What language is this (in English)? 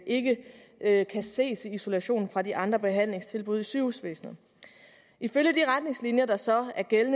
Danish